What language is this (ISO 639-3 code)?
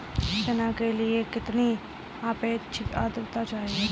hin